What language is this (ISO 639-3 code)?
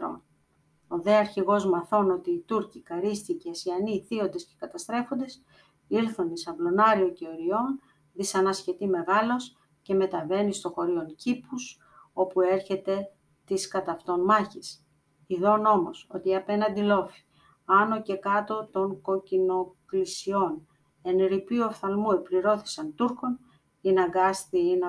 ell